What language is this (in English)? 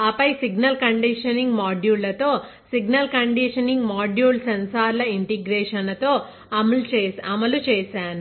Telugu